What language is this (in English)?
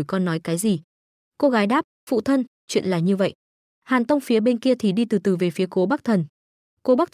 Vietnamese